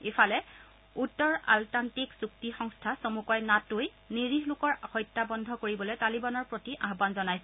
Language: Assamese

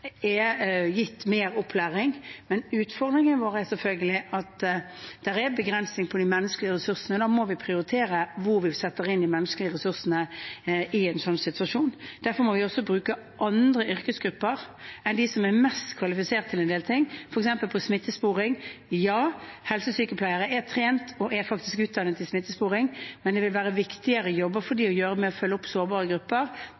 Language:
Norwegian Bokmål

